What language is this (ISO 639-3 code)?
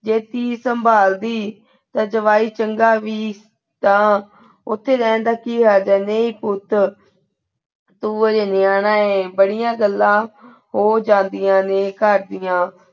pan